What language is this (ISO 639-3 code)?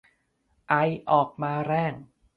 tha